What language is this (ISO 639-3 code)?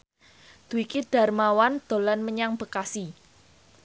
jav